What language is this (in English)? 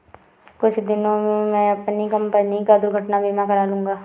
Hindi